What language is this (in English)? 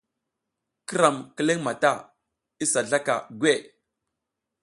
South Giziga